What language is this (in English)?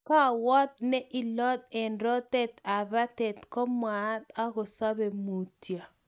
Kalenjin